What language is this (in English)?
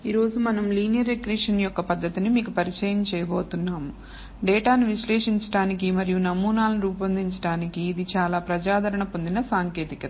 Telugu